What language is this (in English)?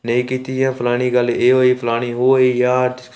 Dogri